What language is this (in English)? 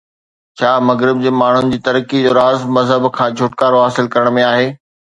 Sindhi